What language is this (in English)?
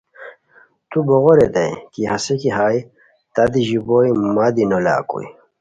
Khowar